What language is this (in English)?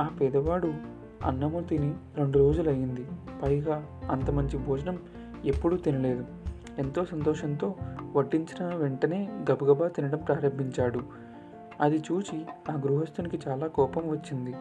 Telugu